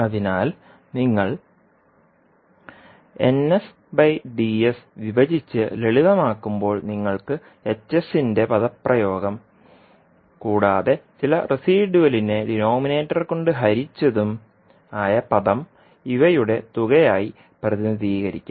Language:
Malayalam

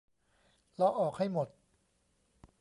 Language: Thai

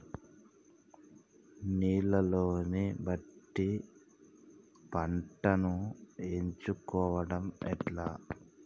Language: Telugu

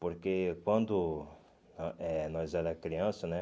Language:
Portuguese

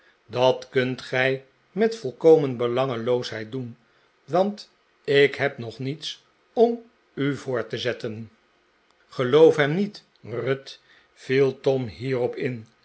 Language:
Dutch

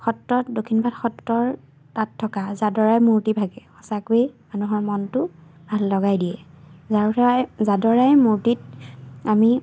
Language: Assamese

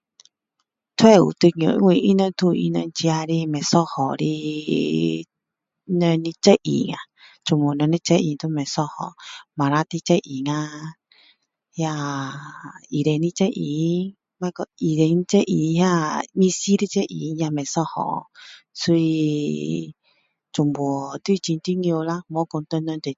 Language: Min Dong Chinese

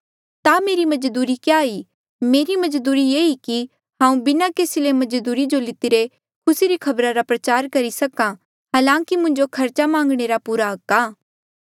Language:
Mandeali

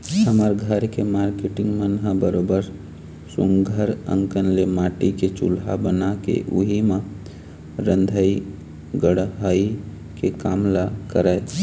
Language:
Chhattisgarhi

